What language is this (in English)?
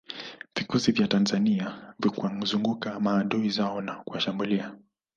Swahili